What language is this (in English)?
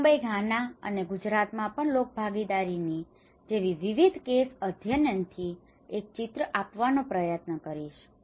Gujarati